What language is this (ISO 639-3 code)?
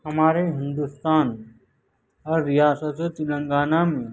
urd